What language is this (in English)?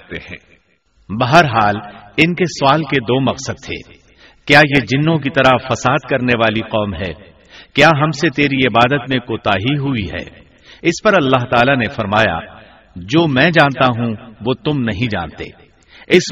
Urdu